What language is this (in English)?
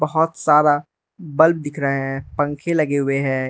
Hindi